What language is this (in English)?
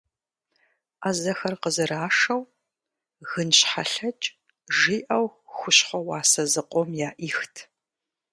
Kabardian